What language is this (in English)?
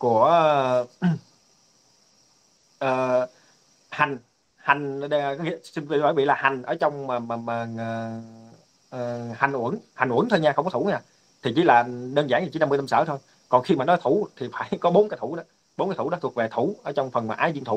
Vietnamese